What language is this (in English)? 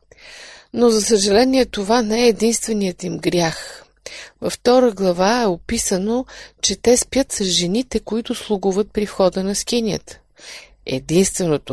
Bulgarian